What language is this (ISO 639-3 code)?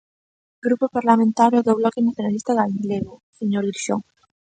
glg